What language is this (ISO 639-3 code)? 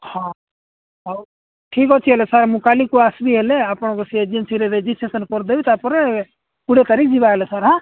ori